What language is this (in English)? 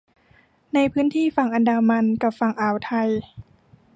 Thai